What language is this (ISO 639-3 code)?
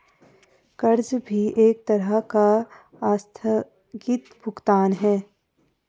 hin